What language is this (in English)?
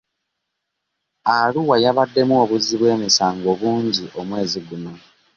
Ganda